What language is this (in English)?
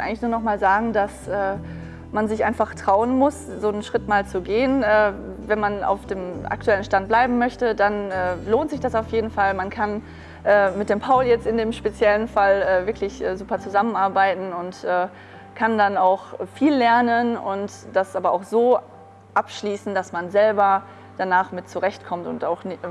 German